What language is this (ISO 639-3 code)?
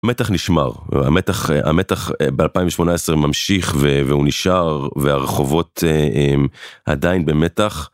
heb